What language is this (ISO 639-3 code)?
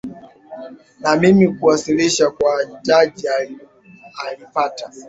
swa